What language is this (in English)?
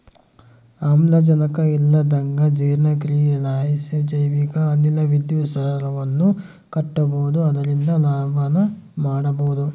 Kannada